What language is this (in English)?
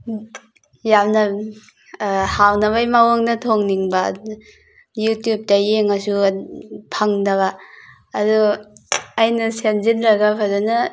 Manipuri